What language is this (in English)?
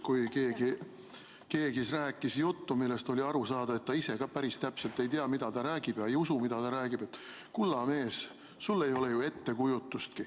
Estonian